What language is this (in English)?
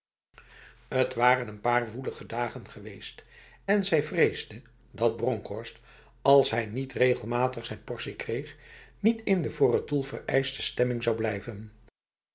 Dutch